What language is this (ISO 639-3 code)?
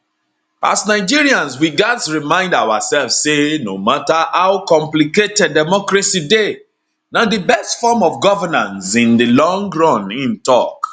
pcm